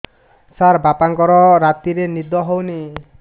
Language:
Odia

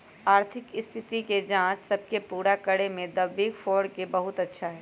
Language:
Magahi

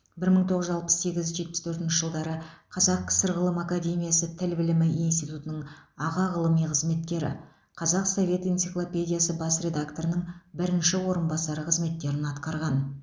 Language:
Kazakh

